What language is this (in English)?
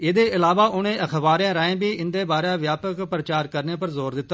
Dogri